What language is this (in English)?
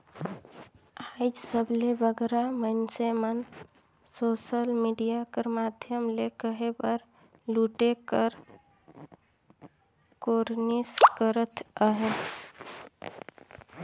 Chhattisgarhi